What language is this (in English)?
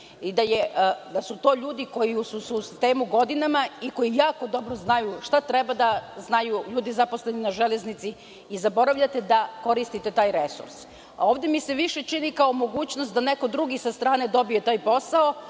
Serbian